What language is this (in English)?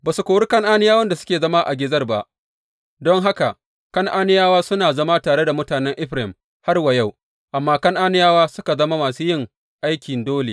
Hausa